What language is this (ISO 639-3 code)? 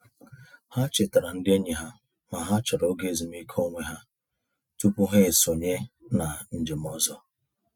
ibo